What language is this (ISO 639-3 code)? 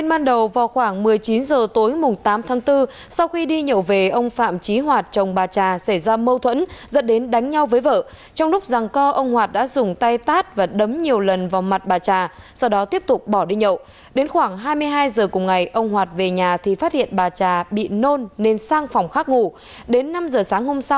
vie